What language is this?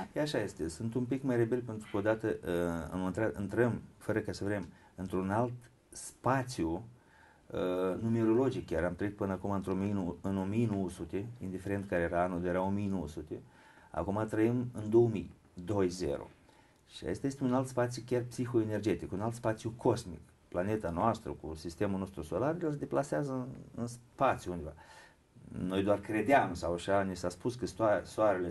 Romanian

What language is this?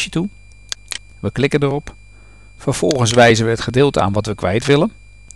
Dutch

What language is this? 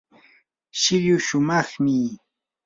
Yanahuanca Pasco Quechua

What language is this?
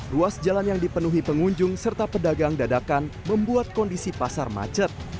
Indonesian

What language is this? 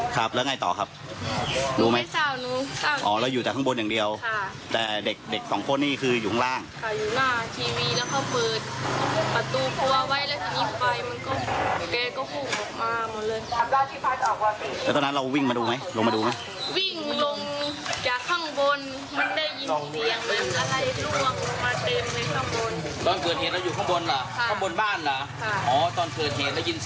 Thai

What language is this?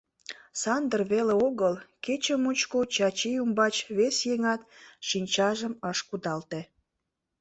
Mari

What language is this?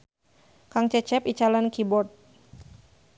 Sundanese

